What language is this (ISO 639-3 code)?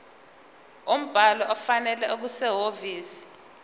zul